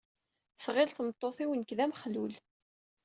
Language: Kabyle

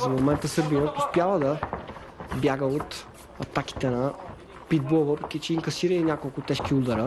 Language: Bulgarian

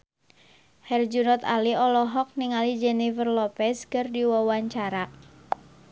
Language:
Sundanese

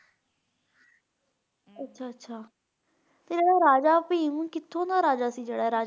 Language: Punjabi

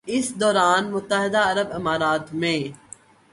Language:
Urdu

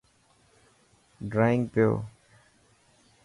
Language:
Dhatki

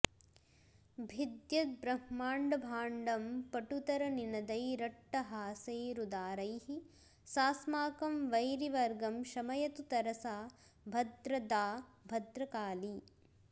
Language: Sanskrit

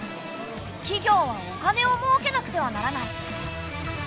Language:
Japanese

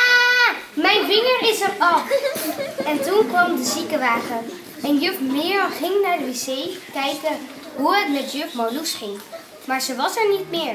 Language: Dutch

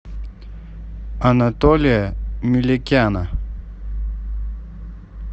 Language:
Russian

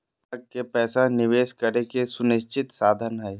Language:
Magahi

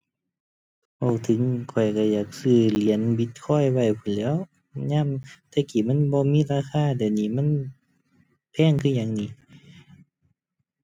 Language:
Thai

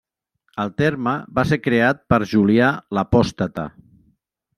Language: Catalan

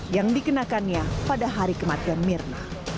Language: Indonesian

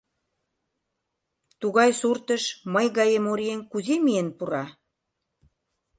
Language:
Mari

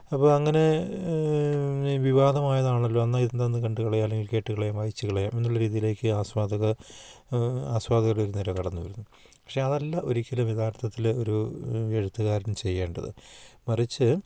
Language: Malayalam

